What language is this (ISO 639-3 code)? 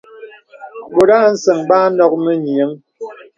beb